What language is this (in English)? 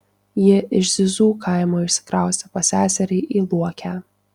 Lithuanian